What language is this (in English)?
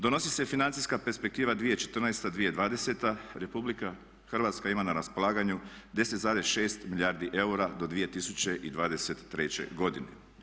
Croatian